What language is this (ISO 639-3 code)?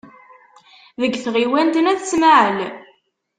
kab